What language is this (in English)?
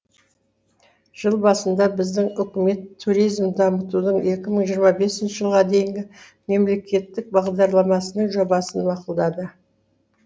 Kazakh